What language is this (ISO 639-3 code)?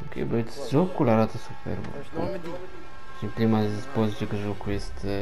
ron